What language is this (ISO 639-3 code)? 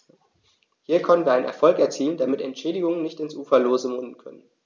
deu